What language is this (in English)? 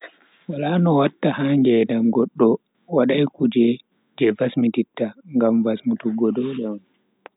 Bagirmi Fulfulde